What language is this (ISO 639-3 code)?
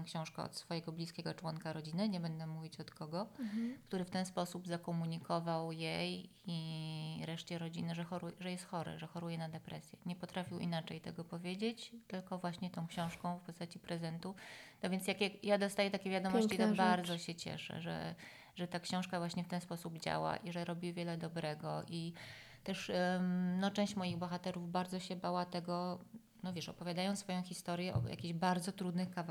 pol